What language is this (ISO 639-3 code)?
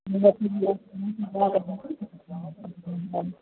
snd